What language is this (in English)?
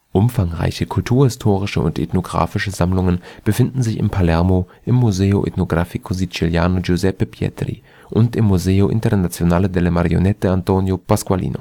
German